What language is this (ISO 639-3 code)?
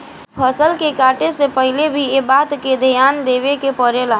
bho